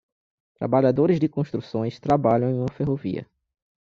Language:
Portuguese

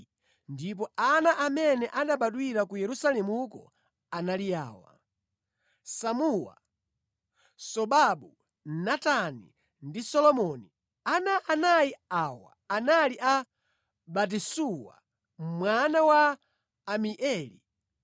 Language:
Nyanja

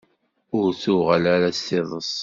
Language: Kabyle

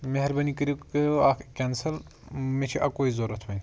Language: Kashmiri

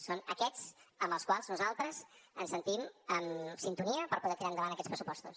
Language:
Catalan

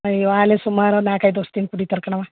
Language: Kannada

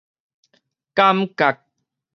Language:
Min Nan Chinese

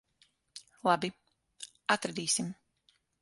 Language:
Latvian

